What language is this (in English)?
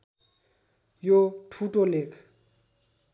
Nepali